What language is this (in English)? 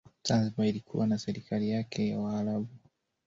Swahili